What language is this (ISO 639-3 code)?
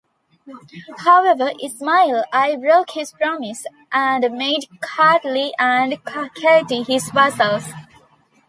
eng